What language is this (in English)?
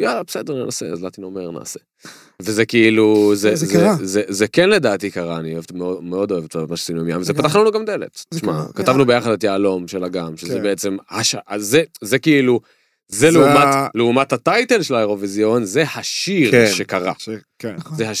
Hebrew